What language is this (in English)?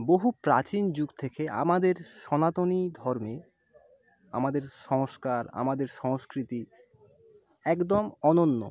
Bangla